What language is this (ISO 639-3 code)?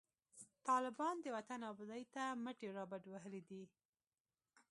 pus